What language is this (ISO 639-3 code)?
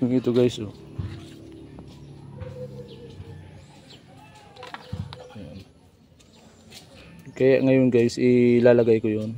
fil